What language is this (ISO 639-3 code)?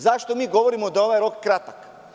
srp